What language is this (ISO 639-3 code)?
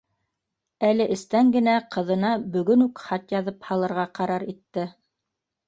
bak